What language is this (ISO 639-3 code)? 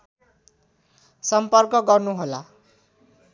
nep